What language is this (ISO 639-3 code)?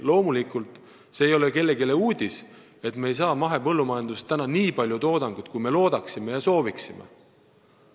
est